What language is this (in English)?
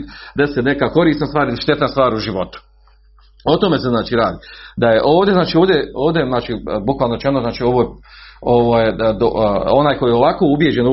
Croatian